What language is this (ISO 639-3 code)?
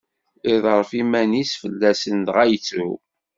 kab